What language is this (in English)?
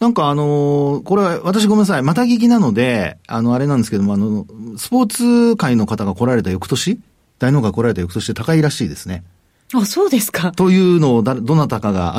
Japanese